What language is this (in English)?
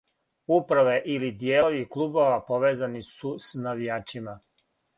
Serbian